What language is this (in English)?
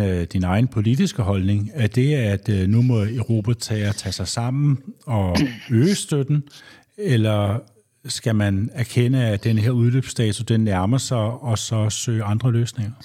Danish